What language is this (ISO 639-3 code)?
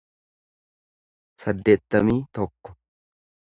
orm